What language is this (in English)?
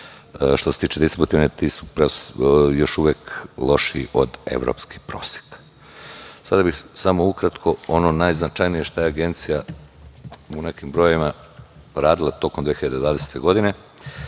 Serbian